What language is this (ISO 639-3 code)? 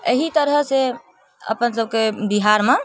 mai